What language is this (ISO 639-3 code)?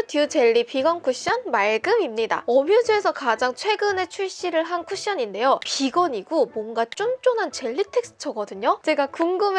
kor